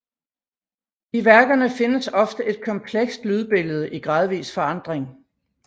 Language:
Danish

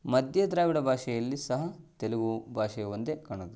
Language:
Kannada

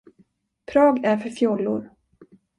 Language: Swedish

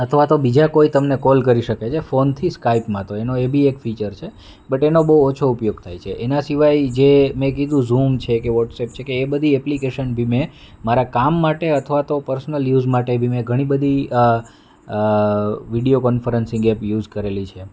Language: Gujarati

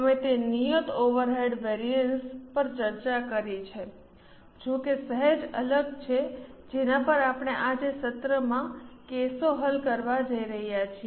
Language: Gujarati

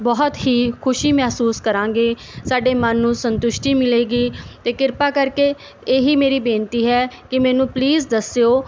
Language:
Punjabi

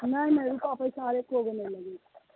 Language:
Maithili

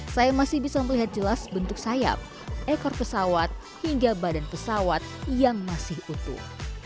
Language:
Indonesian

